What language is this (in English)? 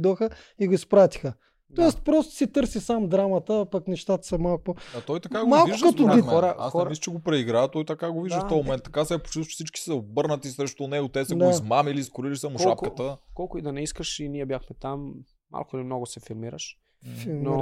Bulgarian